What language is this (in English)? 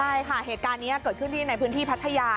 Thai